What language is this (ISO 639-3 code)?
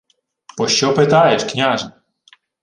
ukr